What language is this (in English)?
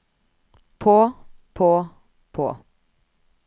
Norwegian